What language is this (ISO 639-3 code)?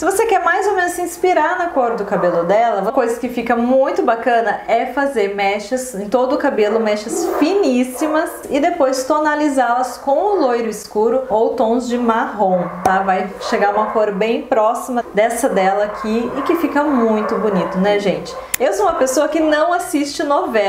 por